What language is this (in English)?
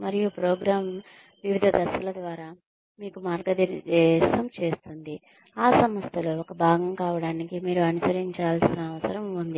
Telugu